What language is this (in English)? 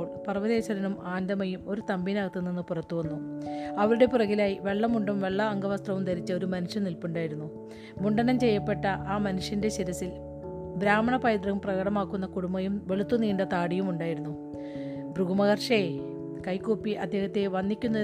Malayalam